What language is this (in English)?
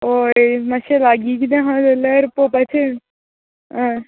Konkani